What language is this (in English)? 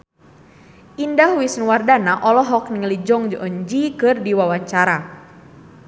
Sundanese